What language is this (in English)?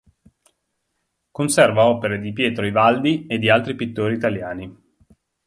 Italian